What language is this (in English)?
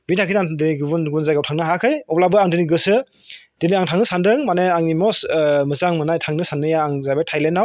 Bodo